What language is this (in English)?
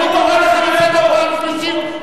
Hebrew